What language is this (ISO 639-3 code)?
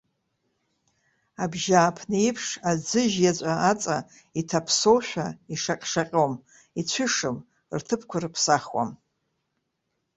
abk